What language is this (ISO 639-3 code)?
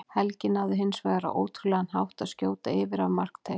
isl